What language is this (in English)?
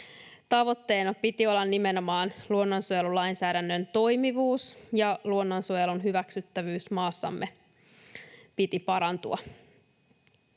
Finnish